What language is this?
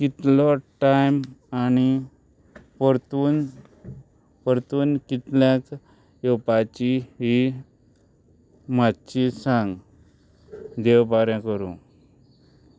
Konkani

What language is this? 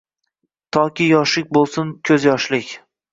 Uzbek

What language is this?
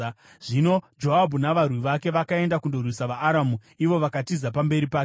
Shona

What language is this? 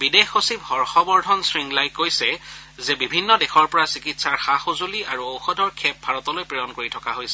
Assamese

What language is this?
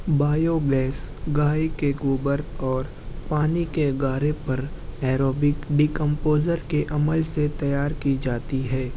Urdu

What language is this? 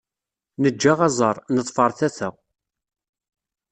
Kabyle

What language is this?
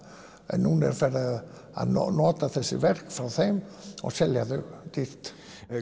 Icelandic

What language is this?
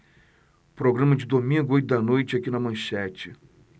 Portuguese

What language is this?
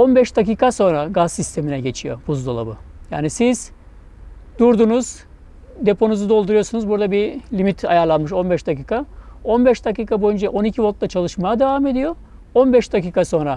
Turkish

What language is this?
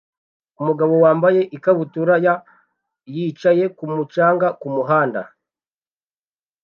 Kinyarwanda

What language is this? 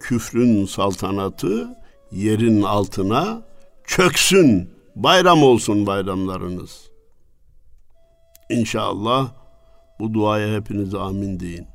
Turkish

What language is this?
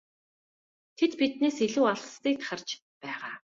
Mongolian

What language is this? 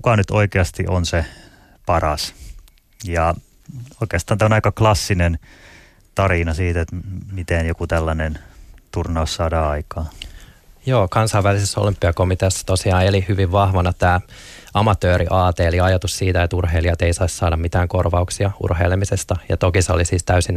Finnish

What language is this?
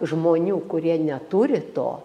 Lithuanian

